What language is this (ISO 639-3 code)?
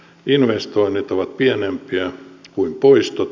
fin